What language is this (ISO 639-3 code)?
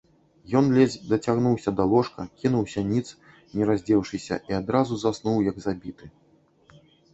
bel